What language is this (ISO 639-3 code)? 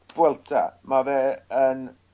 cym